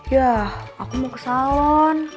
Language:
Indonesian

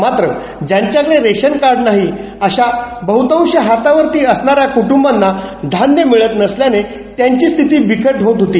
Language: Marathi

